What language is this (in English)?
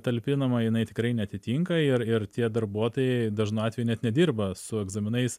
Lithuanian